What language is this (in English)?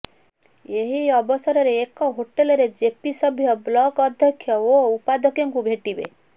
Odia